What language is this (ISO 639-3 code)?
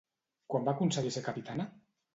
cat